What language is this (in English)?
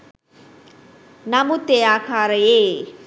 Sinhala